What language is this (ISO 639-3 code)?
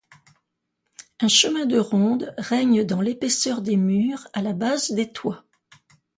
fra